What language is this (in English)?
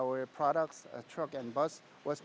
Indonesian